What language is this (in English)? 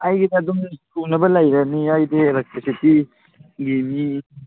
Manipuri